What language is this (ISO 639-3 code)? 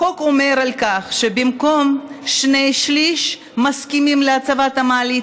heb